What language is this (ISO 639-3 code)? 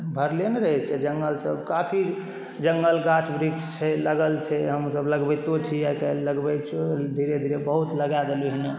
mai